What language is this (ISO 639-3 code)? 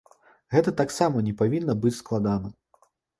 bel